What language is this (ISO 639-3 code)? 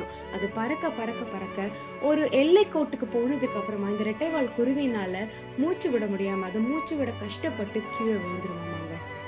tam